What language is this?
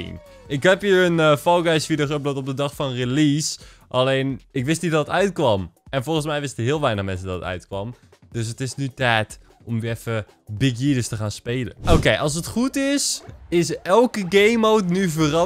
Dutch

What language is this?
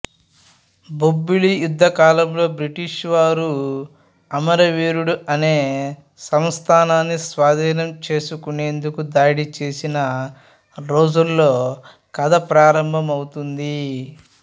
Telugu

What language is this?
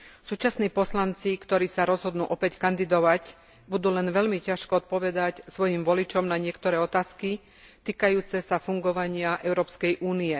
Slovak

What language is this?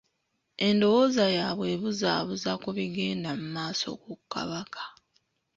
Ganda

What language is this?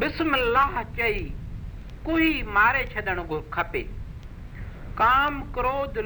Hindi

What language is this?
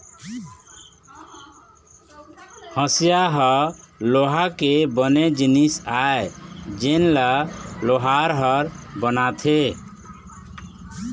Chhattisgarhi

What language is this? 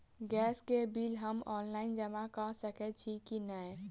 Maithili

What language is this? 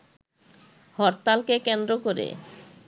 Bangla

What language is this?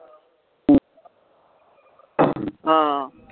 Punjabi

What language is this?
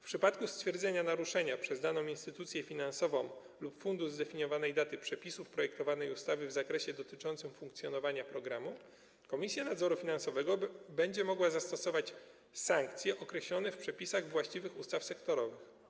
Polish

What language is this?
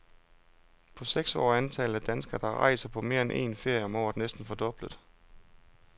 Danish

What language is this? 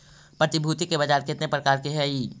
Magahi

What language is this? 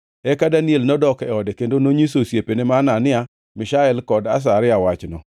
Luo (Kenya and Tanzania)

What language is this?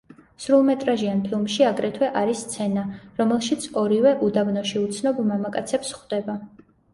Georgian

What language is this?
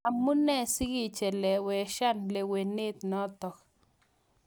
Kalenjin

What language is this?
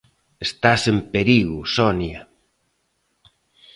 Galician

